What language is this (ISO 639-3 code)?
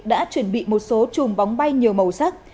vie